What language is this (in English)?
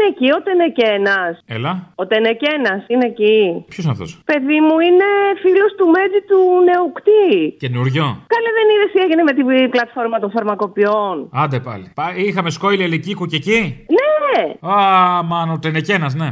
Greek